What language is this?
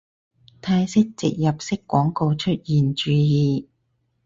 Cantonese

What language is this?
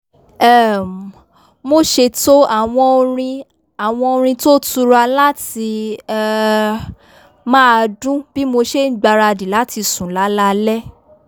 Yoruba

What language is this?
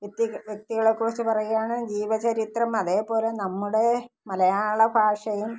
Malayalam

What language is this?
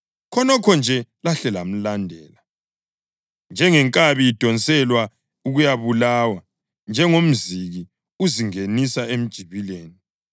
North Ndebele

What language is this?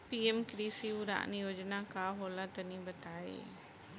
Bhojpuri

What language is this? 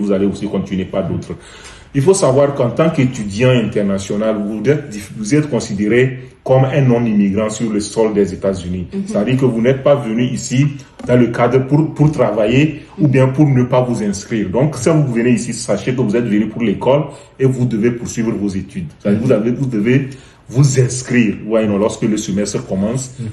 French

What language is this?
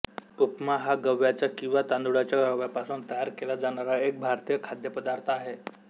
Marathi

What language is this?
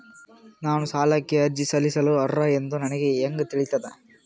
Kannada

